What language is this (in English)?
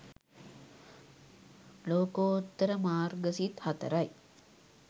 Sinhala